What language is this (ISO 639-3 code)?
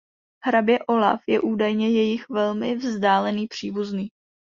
ces